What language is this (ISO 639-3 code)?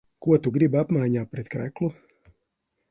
lav